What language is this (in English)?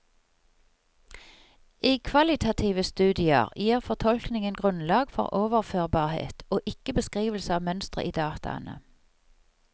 Norwegian